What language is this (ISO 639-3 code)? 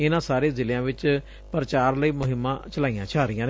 pan